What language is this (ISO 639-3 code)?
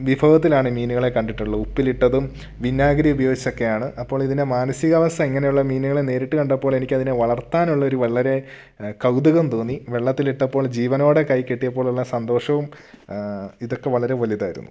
mal